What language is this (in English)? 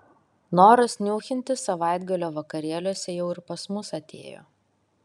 Lithuanian